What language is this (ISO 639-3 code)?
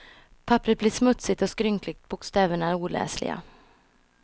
swe